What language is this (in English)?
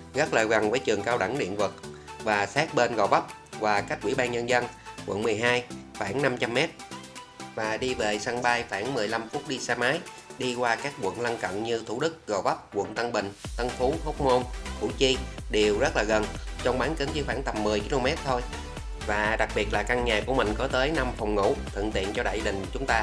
Vietnamese